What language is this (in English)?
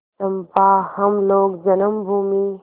Hindi